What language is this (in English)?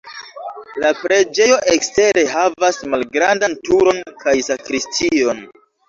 Esperanto